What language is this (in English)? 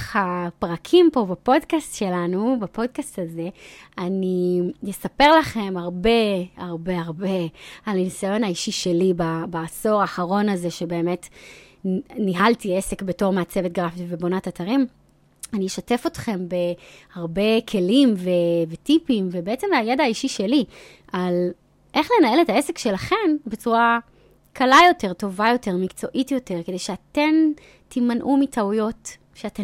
Hebrew